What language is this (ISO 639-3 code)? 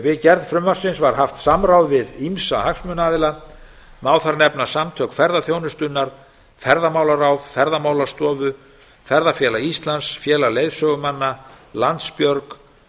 isl